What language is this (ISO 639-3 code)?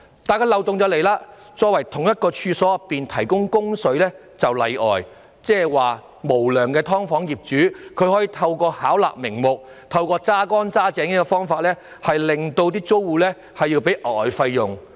yue